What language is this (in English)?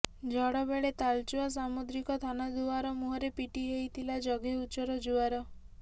Odia